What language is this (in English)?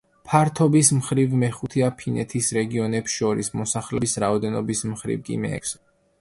Georgian